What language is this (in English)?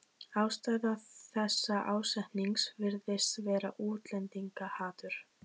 Icelandic